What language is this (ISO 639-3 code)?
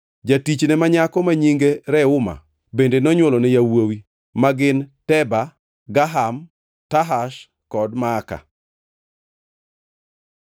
luo